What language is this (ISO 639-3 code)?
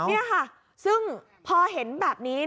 tha